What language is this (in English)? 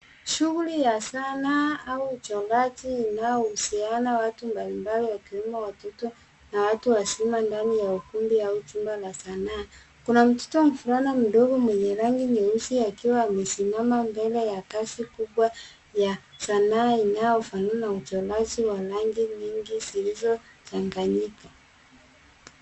Swahili